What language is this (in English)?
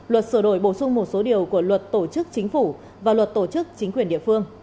Vietnamese